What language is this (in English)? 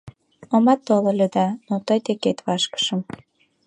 Mari